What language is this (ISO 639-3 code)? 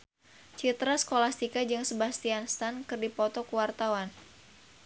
sun